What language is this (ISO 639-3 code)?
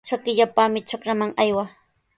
qws